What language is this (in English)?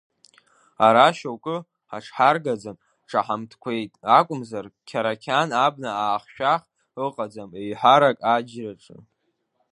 Abkhazian